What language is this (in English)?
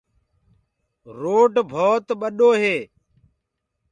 Gurgula